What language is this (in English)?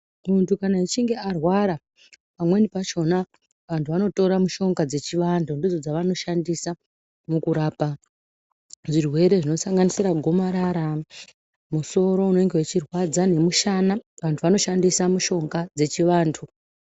Ndau